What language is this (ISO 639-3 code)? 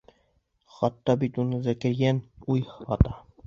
bak